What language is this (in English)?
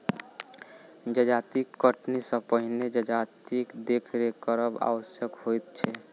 Maithili